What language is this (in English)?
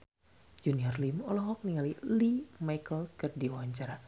Sundanese